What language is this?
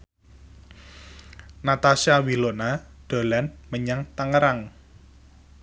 Javanese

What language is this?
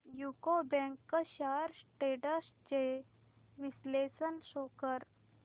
Marathi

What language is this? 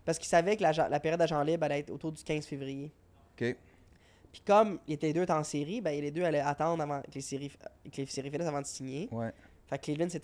French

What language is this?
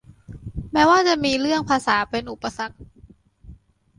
Thai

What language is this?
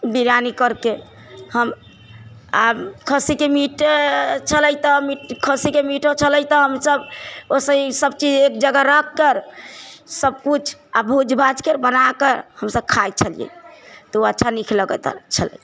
Maithili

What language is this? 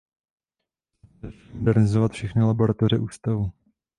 Czech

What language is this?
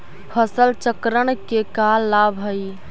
Magahi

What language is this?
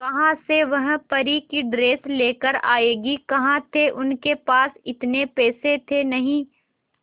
Hindi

